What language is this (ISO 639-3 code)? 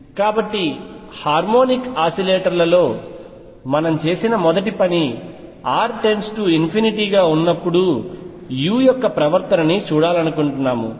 tel